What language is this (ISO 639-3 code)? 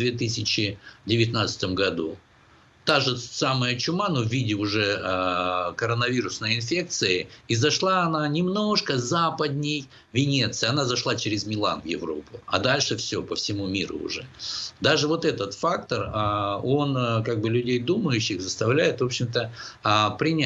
rus